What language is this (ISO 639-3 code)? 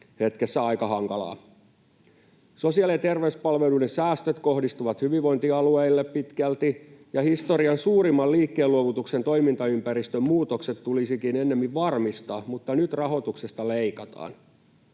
fin